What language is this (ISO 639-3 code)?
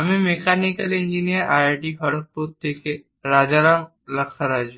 ben